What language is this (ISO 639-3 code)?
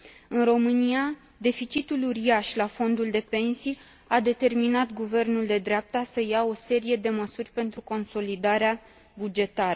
ron